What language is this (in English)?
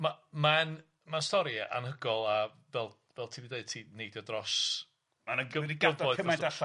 Welsh